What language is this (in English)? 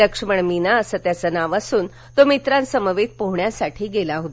Marathi